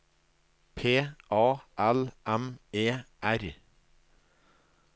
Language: Norwegian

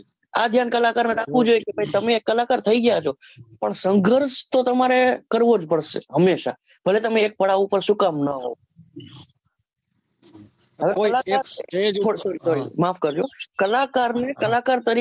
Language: Gujarati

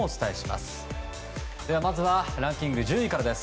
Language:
Japanese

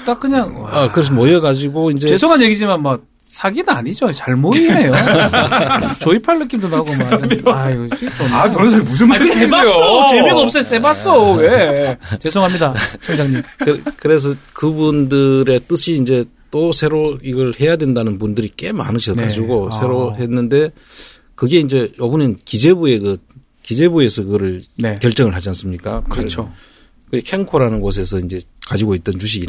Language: Korean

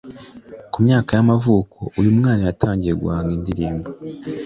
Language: Kinyarwanda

